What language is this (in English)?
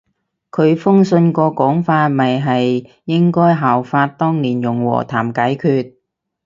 Cantonese